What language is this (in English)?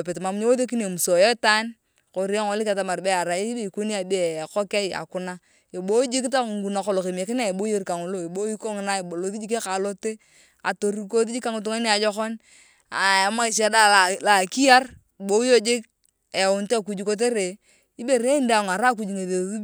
Turkana